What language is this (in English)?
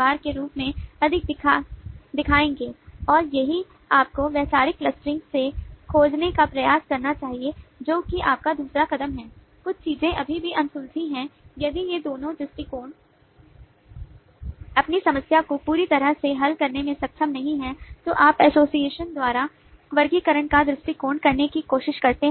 Hindi